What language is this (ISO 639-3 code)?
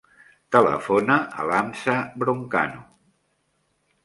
cat